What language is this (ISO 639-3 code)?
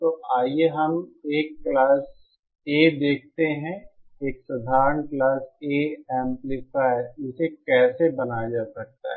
hin